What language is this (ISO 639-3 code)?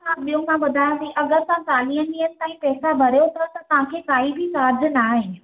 snd